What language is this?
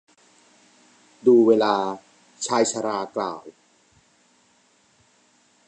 Thai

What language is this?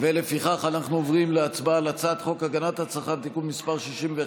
Hebrew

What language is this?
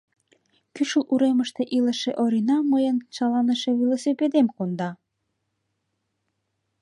Mari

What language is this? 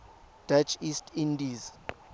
Tswana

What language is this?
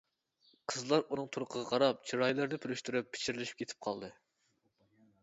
Uyghur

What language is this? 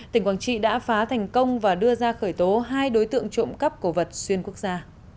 Vietnamese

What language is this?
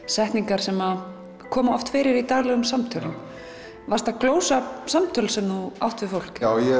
Icelandic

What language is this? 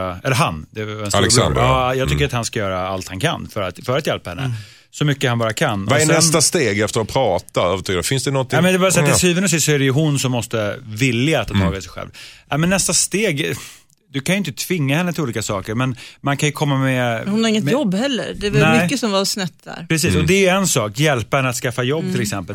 Swedish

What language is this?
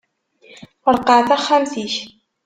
Kabyle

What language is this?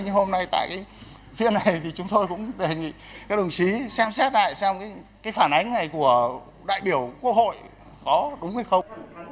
Vietnamese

